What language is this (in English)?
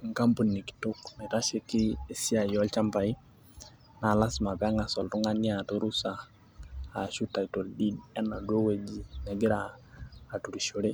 Masai